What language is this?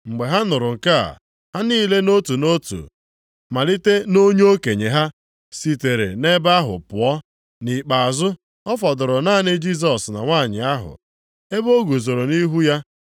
Igbo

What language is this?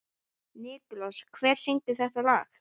Icelandic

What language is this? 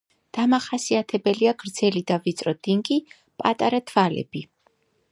Georgian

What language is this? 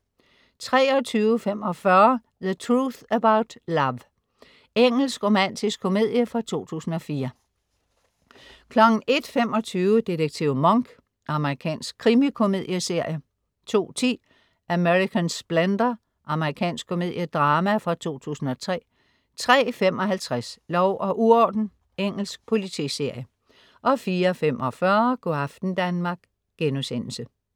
Danish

